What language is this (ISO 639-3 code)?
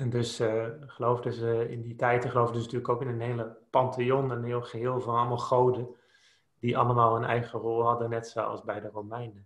nld